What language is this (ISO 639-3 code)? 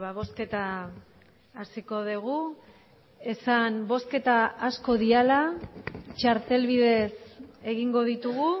eus